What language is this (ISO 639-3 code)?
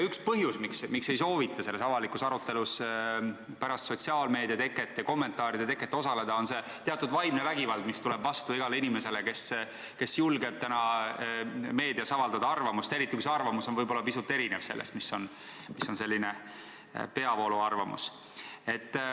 est